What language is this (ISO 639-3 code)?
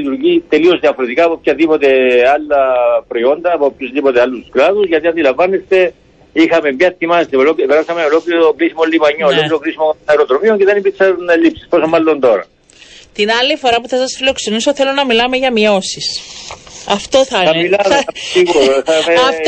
ell